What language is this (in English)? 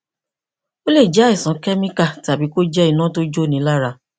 Yoruba